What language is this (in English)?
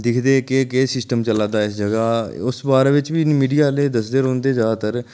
Dogri